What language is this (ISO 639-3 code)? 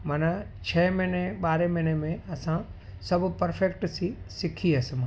snd